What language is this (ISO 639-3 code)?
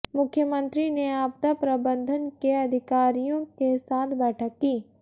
hin